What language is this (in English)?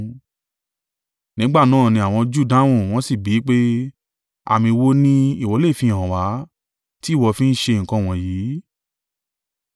Yoruba